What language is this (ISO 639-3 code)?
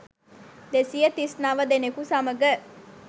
sin